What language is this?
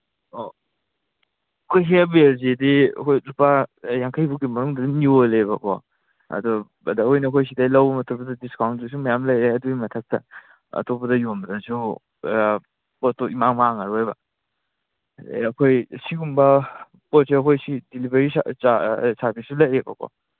Manipuri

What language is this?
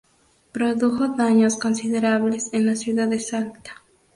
Spanish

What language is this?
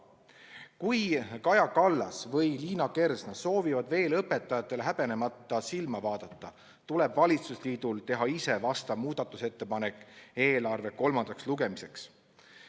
Estonian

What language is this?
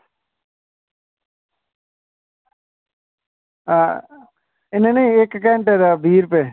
Dogri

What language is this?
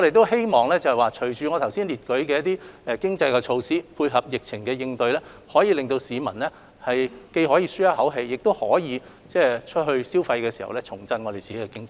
Cantonese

